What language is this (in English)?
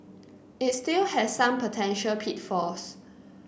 English